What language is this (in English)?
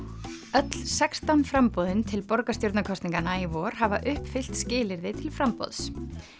Icelandic